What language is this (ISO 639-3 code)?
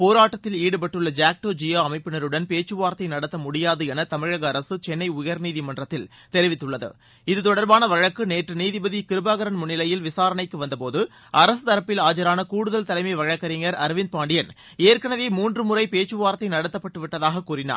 tam